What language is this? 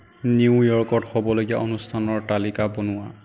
Assamese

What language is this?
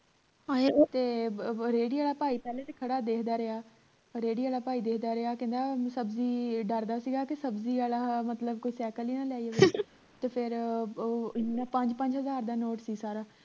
Punjabi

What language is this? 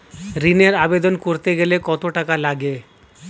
Bangla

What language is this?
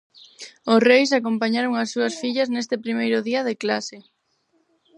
Galician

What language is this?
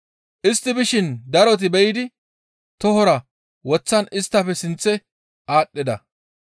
Gamo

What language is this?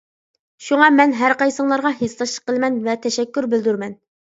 Uyghur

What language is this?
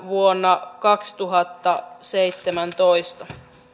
Finnish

